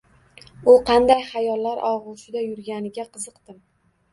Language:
Uzbek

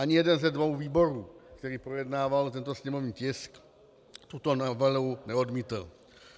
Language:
Czech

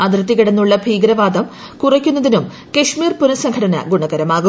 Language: Malayalam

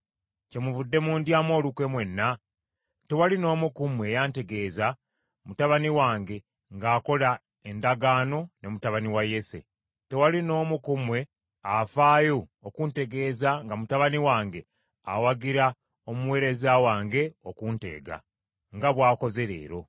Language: Ganda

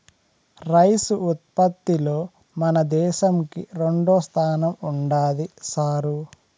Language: Telugu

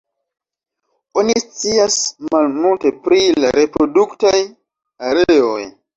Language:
Esperanto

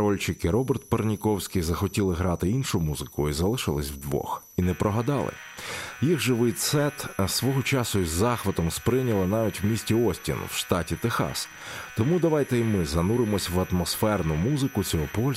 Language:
Ukrainian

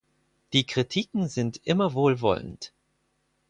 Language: German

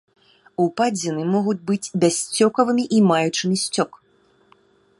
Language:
Belarusian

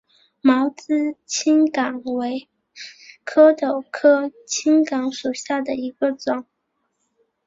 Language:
Chinese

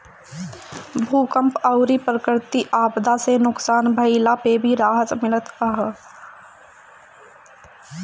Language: Bhojpuri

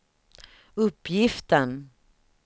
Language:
Swedish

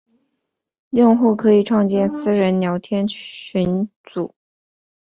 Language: Chinese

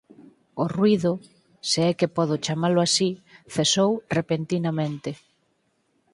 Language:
Galician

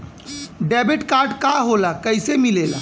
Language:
Bhojpuri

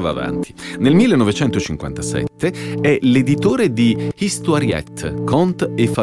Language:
Italian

